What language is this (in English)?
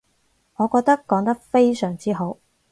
Cantonese